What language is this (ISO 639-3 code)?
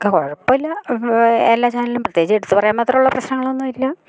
mal